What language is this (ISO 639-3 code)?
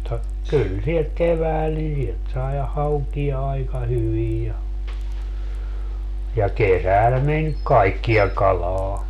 fin